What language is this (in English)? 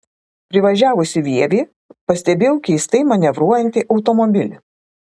Lithuanian